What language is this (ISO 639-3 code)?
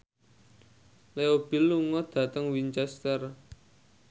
jav